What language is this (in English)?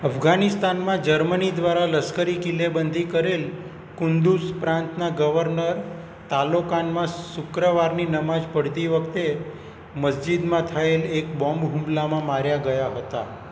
Gujarati